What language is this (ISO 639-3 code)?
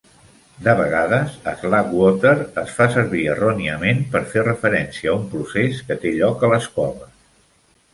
cat